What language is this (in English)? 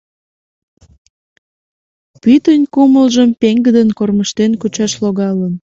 Mari